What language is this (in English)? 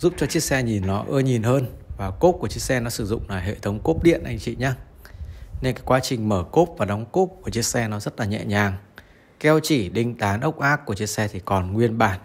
Vietnamese